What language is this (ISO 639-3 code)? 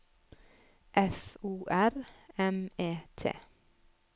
nor